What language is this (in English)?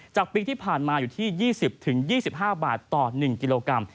Thai